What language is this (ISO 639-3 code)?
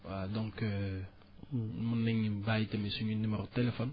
wol